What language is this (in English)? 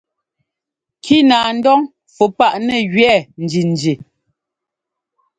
Ngomba